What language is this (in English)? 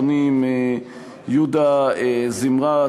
Hebrew